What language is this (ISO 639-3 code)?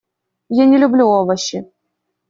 rus